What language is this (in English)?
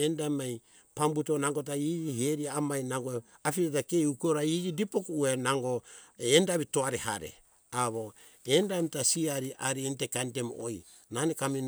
Hunjara-Kaina Ke